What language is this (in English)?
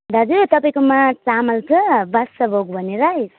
Nepali